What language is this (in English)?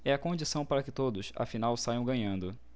Portuguese